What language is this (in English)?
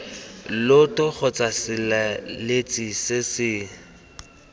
Tswana